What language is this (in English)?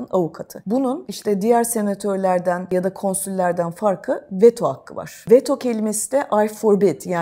Turkish